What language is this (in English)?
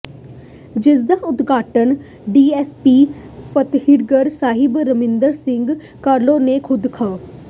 Punjabi